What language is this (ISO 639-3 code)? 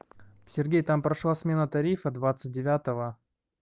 rus